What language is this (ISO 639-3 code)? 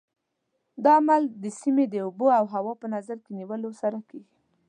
pus